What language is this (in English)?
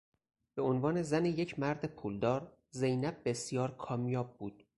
Persian